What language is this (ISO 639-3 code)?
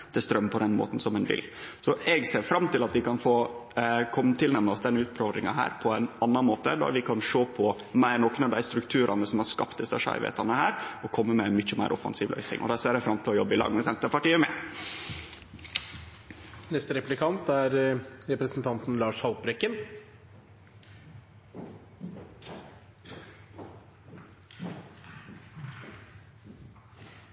nno